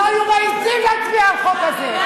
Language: Hebrew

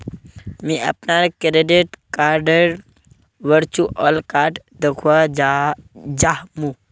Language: Magahi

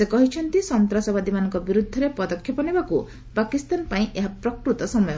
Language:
Odia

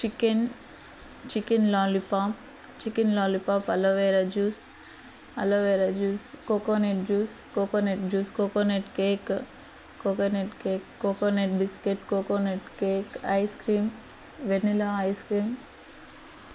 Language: Telugu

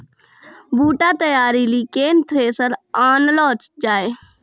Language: Maithili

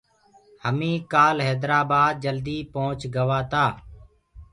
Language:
Gurgula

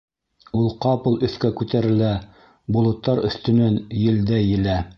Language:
Bashkir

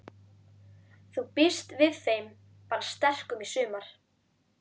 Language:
Icelandic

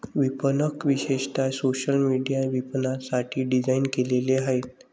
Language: Marathi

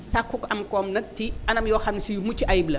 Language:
Wolof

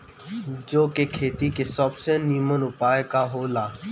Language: Bhojpuri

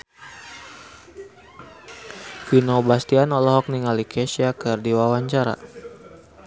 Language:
Sundanese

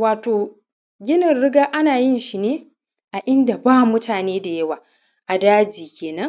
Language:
Hausa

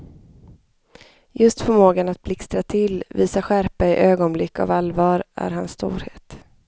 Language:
Swedish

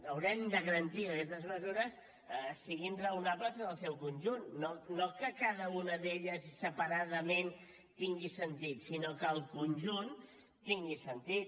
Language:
Catalan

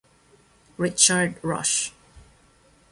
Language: Italian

